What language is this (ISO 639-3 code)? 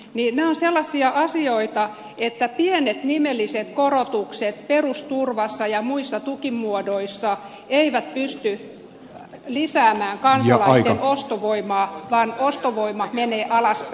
fin